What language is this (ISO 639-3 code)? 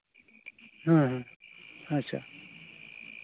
sat